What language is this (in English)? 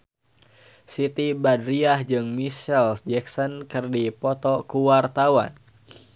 Sundanese